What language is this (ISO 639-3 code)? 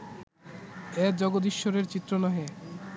ben